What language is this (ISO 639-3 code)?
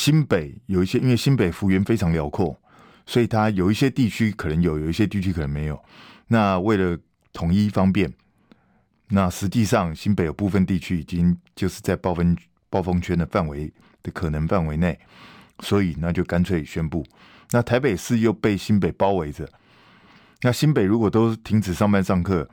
zho